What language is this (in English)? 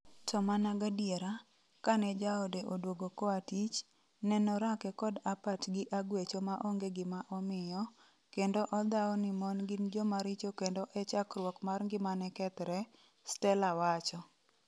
Luo (Kenya and Tanzania)